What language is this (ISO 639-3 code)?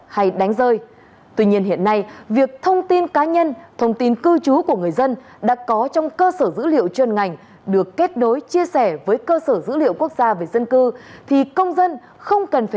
vie